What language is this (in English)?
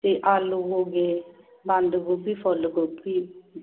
Punjabi